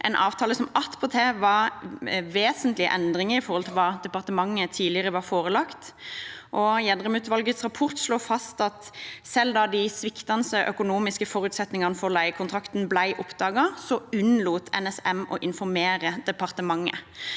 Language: Norwegian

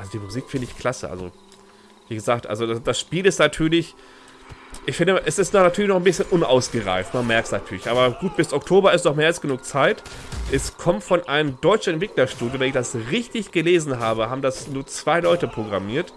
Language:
German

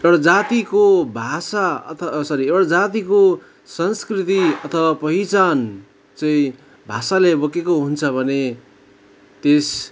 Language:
Nepali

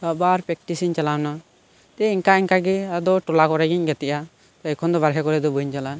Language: Santali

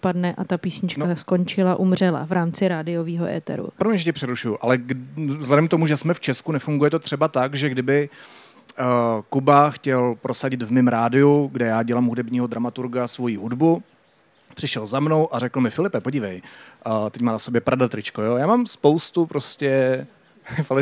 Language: Czech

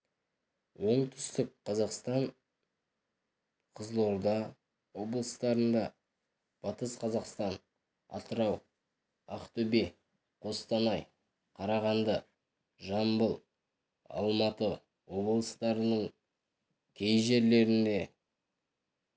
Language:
Kazakh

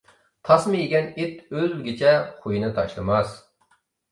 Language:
Uyghur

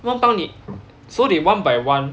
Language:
English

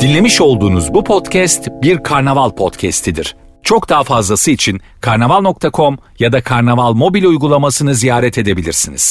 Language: Turkish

